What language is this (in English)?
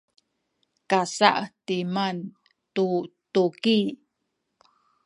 Sakizaya